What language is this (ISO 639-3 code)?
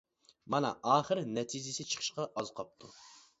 uig